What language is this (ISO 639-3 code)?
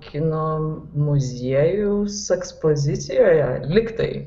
lit